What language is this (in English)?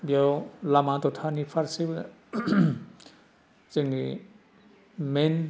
Bodo